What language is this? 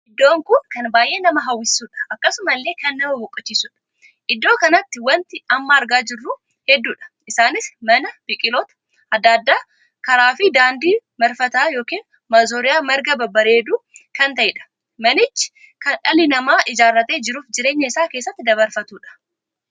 Oromo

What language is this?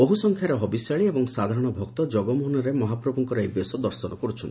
Odia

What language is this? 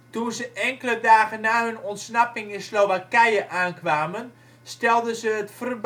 Dutch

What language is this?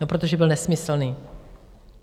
Czech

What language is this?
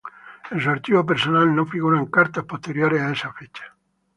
Spanish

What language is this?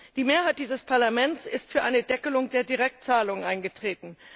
German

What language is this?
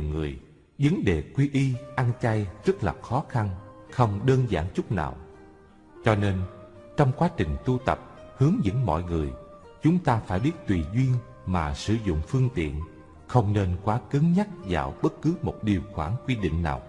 Vietnamese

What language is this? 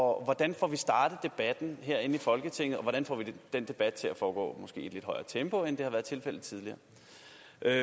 Danish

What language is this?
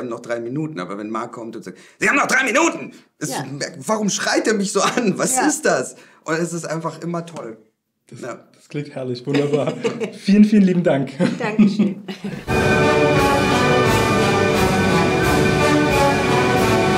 German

